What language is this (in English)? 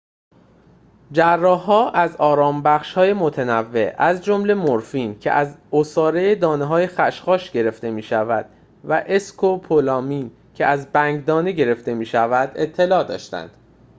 Persian